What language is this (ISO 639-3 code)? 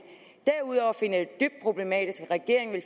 dan